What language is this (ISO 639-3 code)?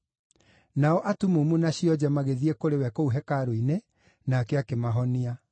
kik